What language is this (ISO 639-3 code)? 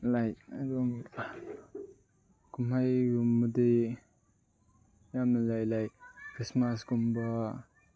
mni